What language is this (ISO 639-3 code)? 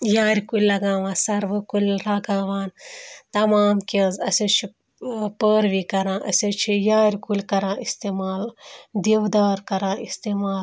kas